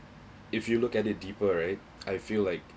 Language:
English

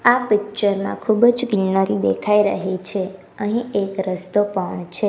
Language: Gujarati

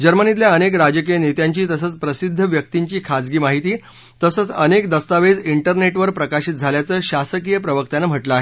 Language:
Marathi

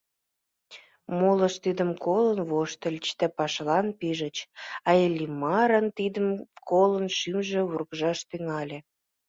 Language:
Mari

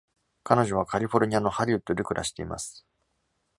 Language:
Japanese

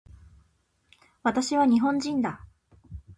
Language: Japanese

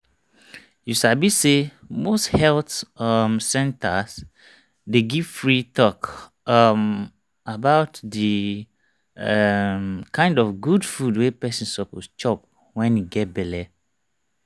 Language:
Nigerian Pidgin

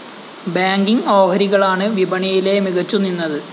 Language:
Malayalam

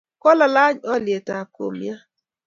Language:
Kalenjin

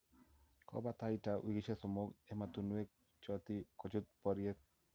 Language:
Kalenjin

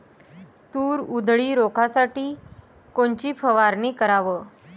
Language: Marathi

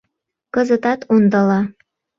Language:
Mari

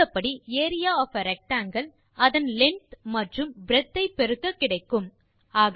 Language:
Tamil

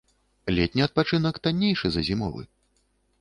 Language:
Belarusian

